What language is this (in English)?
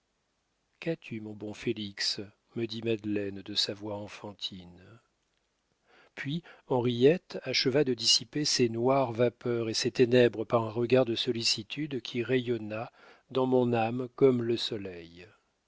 French